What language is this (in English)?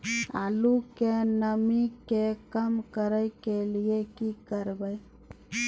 Maithili